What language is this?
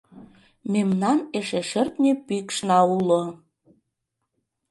Mari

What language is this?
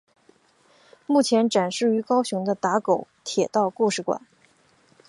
Chinese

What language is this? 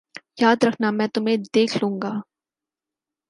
Urdu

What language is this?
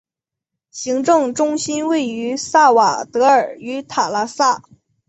Chinese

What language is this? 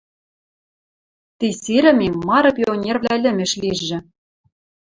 Western Mari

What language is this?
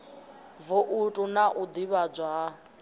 Venda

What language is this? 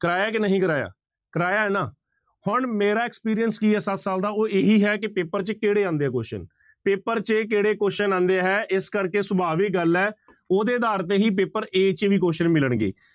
Punjabi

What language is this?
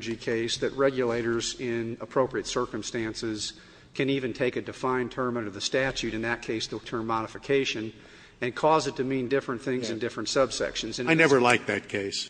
English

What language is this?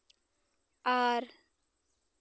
Santali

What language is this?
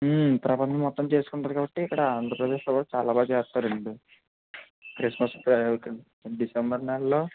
Telugu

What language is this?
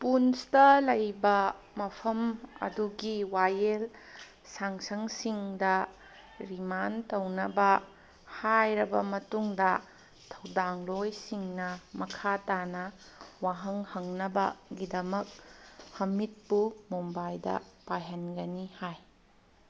Manipuri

